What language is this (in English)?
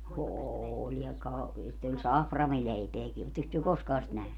Finnish